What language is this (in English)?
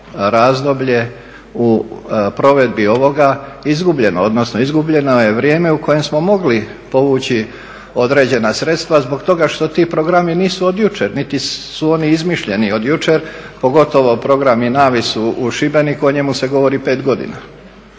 Croatian